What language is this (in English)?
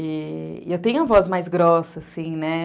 Portuguese